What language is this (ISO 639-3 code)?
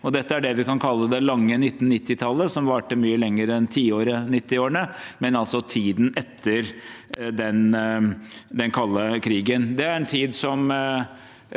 nor